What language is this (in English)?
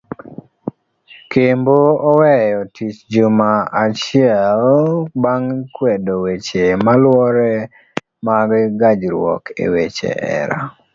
Luo (Kenya and Tanzania)